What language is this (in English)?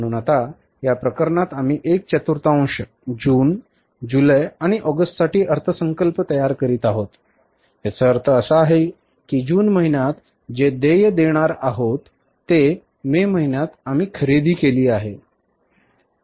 Marathi